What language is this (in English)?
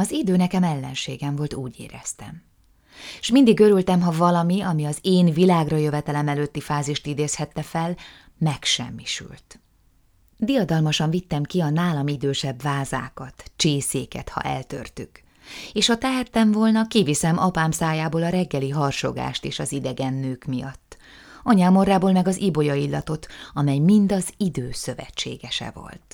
Hungarian